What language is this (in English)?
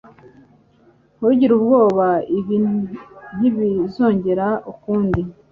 Kinyarwanda